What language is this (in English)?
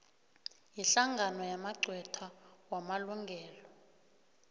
South Ndebele